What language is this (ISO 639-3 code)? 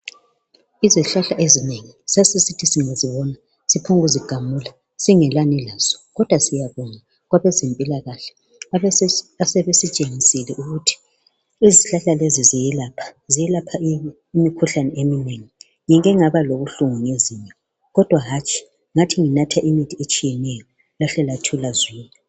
nde